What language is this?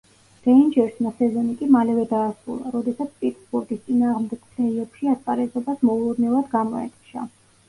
Georgian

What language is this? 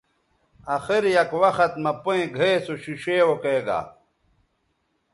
Bateri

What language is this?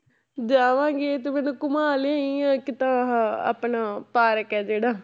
Punjabi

